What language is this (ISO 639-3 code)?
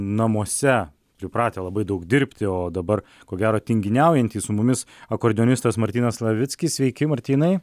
lit